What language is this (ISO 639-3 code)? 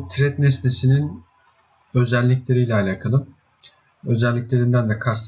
tur